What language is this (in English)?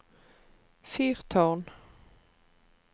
Norwegian